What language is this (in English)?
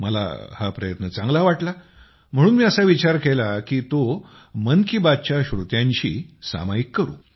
Marathi